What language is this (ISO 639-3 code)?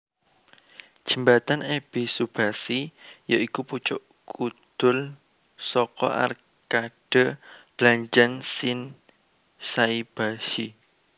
jav